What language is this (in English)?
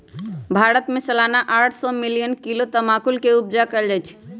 Magahi